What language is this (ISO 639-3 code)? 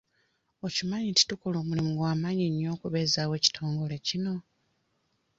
lug